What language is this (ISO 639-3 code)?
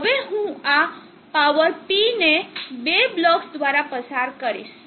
guj